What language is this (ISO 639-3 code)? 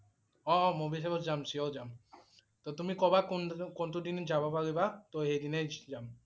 asm